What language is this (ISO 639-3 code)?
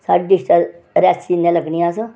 doi